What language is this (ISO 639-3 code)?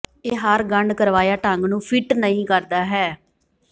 pan